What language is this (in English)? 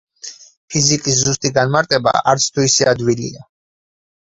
Georgian